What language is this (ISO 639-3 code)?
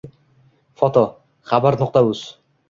uzb